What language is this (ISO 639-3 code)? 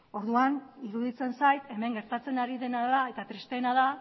eus